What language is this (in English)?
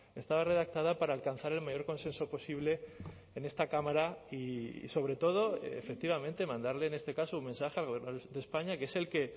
Spanish